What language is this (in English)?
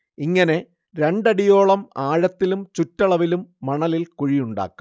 Malayalam